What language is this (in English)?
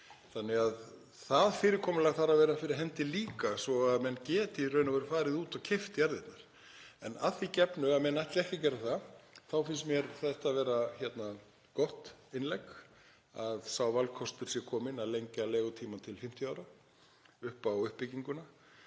Icelandic